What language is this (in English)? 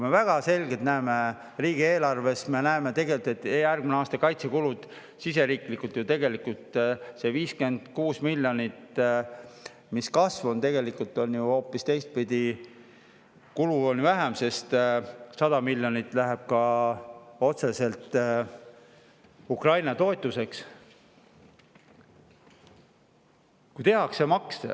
Estonian